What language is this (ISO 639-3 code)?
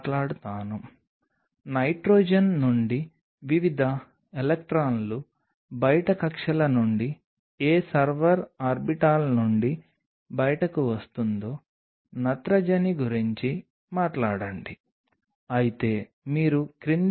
tel